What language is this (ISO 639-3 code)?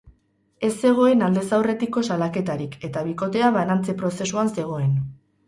eus